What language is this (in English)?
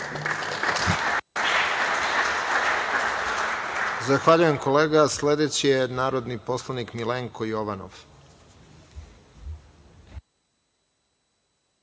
Serbian